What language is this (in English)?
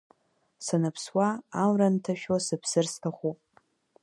Abkhazian